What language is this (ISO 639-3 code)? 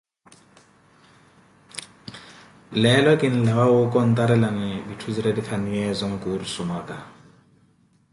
eko